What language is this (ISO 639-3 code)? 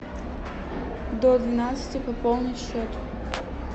rus